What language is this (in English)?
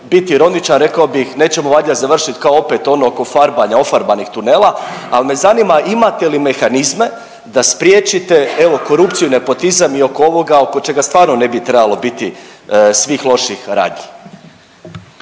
Croatian